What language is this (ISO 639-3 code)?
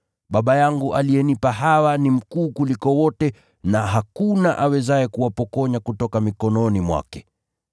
swa